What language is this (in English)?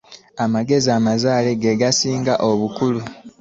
Ganda